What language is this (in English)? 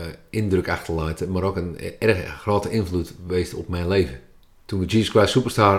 Dutch